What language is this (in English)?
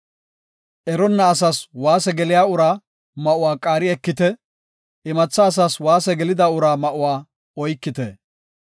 Gofa